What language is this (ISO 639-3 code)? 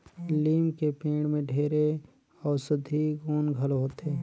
hne